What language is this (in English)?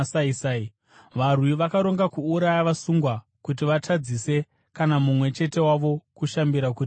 Shona